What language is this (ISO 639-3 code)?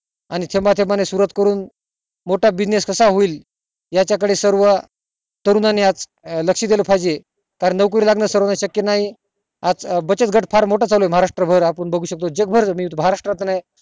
mar